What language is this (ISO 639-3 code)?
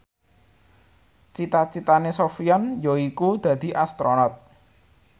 jav